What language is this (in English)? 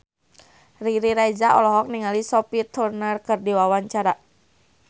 Sundanese